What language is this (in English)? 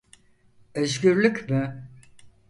Turkish